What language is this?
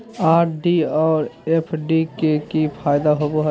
Magahi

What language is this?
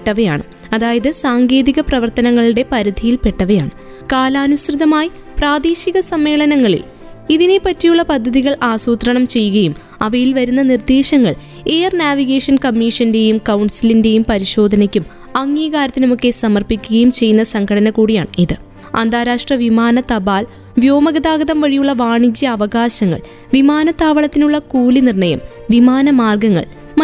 Malayalam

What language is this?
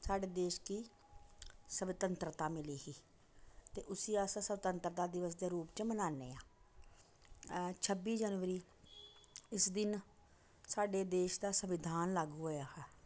Dogri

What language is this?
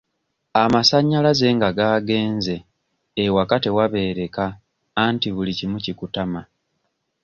Ganda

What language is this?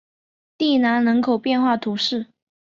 Chinese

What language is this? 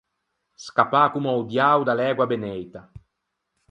Ligurian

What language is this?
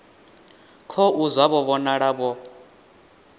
Venda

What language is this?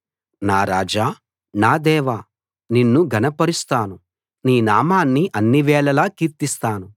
Telugu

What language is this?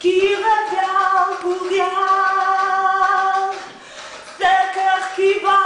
Spanish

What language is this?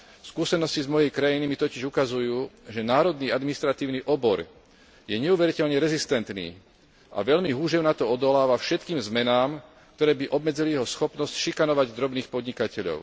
Slovak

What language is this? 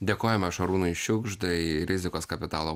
Lithuanian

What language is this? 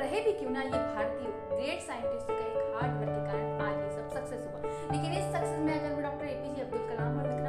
Hindi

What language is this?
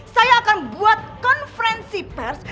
Indonesian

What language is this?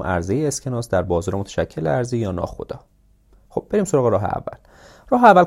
Persian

